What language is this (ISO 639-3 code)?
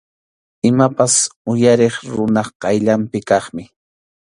qxu